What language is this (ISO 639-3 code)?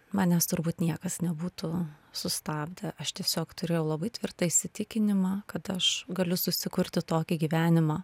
lit